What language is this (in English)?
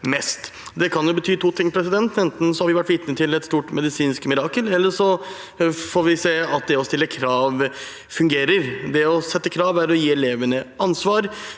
Norwegian